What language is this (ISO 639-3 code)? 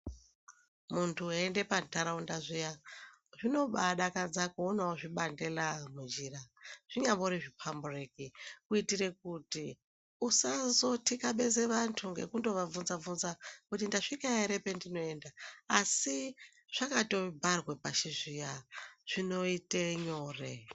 ndc